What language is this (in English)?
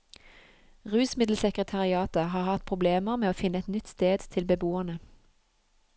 Norwegian